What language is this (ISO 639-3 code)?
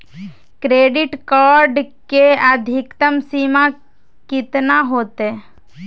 mag